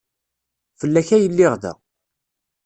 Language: Kabyle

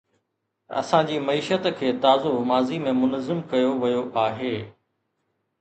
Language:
Sindhi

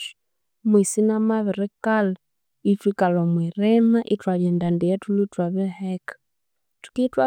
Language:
Konzo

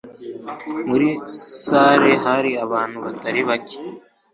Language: Kinyarwanda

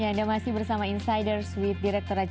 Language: Indonesian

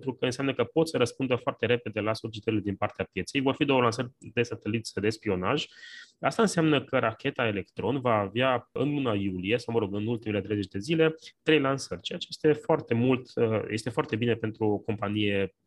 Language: Romanian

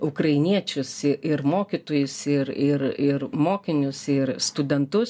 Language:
Lithuanian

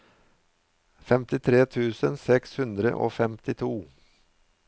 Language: Norwegian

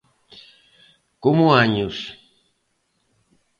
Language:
Galician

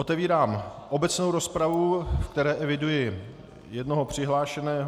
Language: Czech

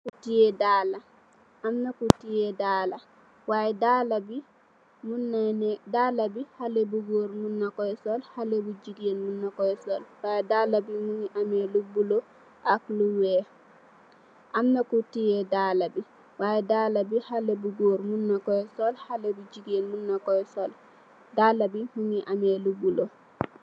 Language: Wolof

